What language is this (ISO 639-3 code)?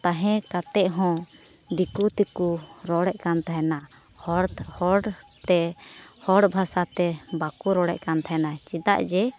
sat